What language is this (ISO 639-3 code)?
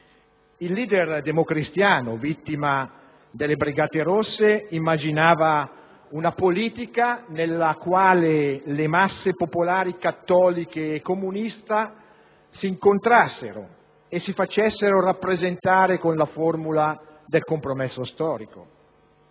ita